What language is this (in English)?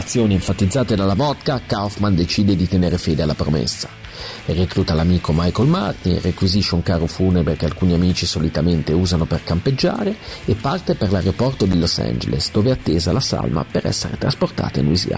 Italian